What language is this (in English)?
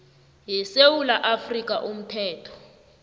South Ndebele